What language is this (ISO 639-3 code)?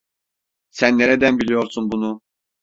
tur